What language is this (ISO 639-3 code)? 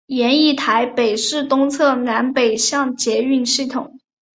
zho